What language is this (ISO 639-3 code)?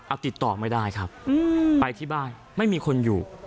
tha